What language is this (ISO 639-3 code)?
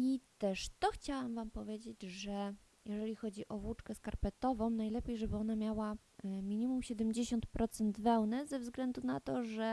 pol